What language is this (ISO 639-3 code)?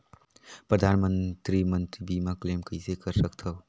hne